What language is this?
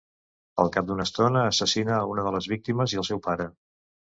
Catalan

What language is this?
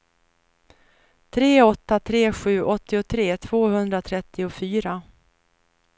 Swedish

